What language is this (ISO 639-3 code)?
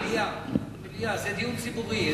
heb